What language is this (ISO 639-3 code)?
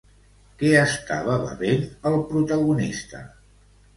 cat